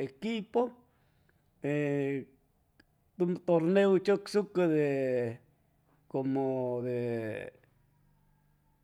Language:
Chimalapa Zoque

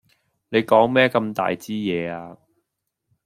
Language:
Cantonese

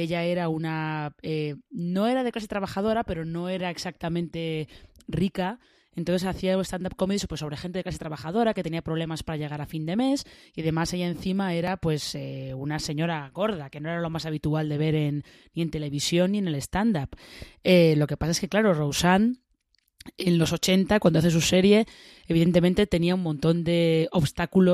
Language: Spanish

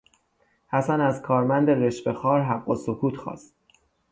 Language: Persian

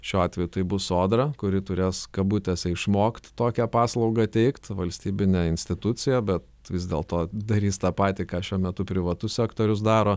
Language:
Lithuanian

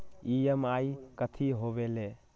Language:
Magahi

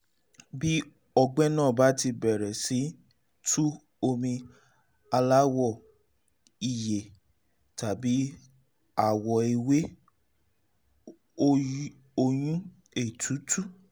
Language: Yoruba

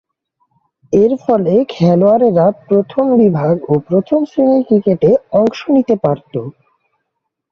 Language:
Bangla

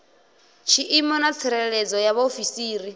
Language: Venda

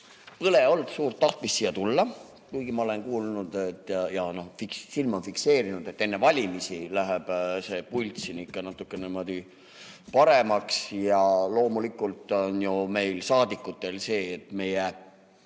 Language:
Estonian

